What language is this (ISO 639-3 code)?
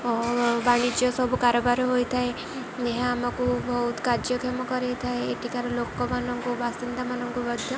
ori